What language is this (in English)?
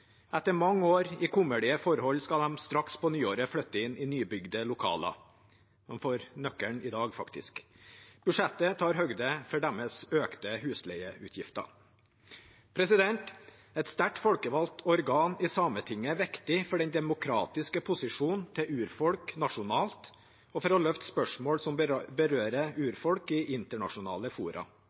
Norwegian Bokmål